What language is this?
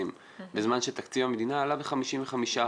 Hebrew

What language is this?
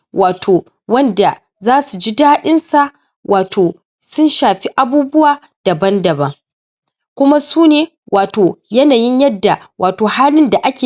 Hausa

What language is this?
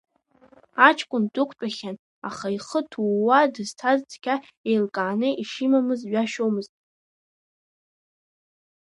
Abkhazian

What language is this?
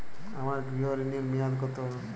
Bangla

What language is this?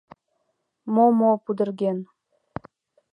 Mari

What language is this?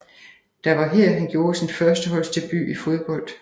Danish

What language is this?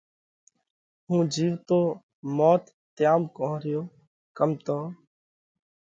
Parkari Koli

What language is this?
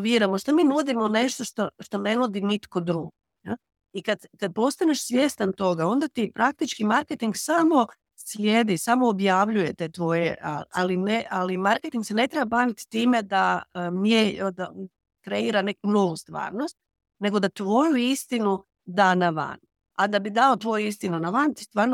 Croatian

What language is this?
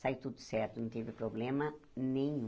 Portuguese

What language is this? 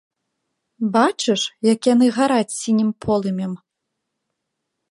Belarusian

